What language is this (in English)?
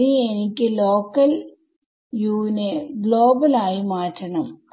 Malayalam